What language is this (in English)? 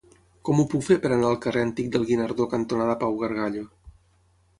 Catalan